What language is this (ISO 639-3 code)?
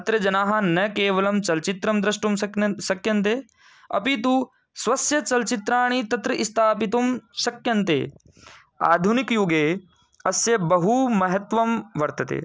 san